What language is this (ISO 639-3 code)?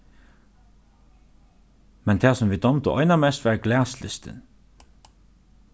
fao